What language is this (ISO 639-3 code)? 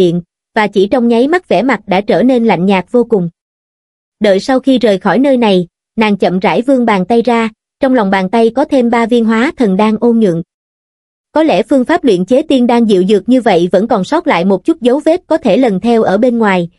vie